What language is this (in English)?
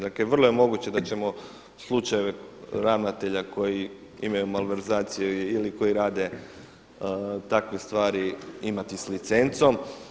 Croatian